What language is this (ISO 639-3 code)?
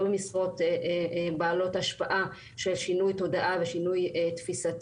heb